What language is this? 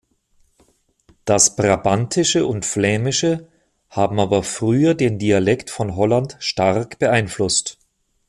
German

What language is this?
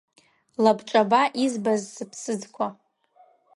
Abkhazian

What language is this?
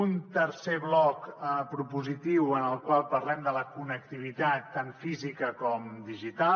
Catalan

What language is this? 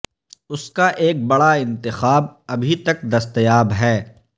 Urdu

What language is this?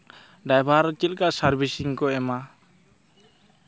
Santali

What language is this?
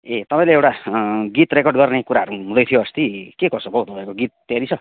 Nepali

